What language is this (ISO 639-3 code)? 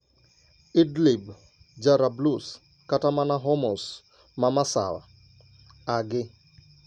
luo